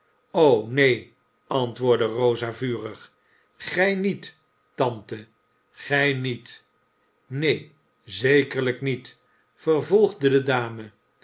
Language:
Dutch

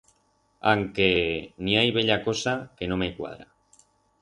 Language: Aragonese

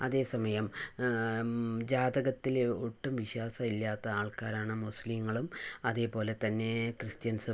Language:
Malayalam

